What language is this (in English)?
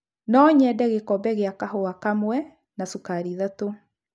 Kikuyu